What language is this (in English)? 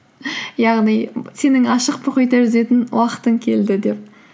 Kazakh